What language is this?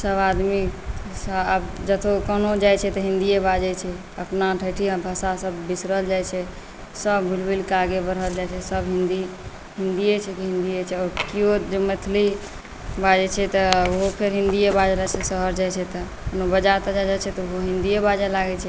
Maithili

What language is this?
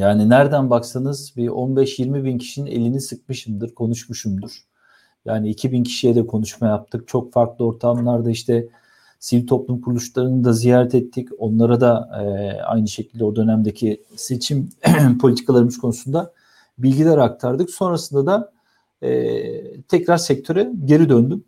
Turkish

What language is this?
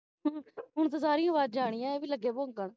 Punjabi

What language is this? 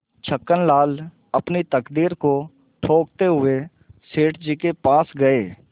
Hindi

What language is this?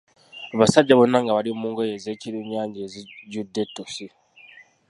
Ganda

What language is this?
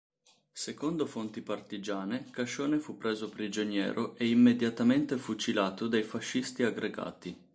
Italian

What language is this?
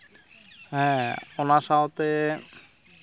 Santali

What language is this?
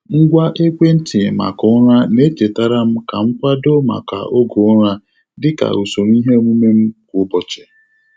Igbo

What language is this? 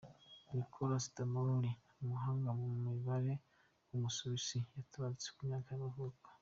Kinyarwanda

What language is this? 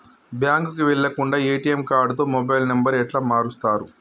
Telugu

